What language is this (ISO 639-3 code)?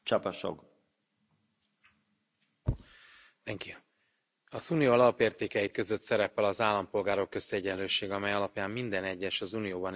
hun